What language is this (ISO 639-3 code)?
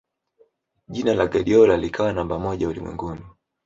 swa